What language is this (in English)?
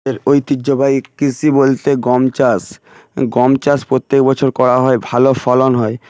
Bangla